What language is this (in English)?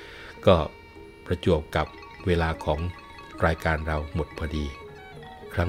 Thai